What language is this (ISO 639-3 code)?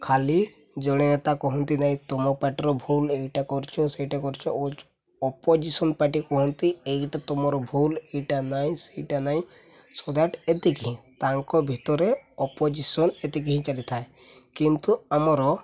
ori